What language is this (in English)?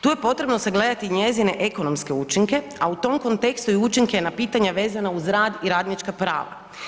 Croatian